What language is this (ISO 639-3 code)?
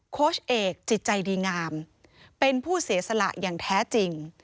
tha